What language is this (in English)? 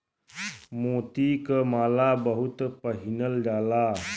Bhojpuri